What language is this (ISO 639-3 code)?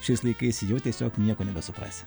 lit